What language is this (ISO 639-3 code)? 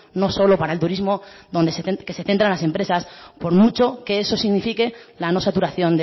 spa